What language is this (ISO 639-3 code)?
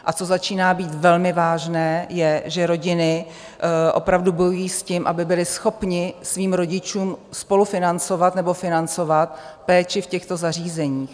ces